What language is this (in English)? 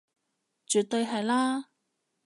Cantonese